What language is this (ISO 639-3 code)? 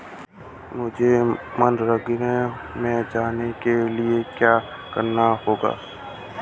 hin